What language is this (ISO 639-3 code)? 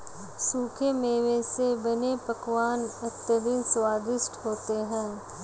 hin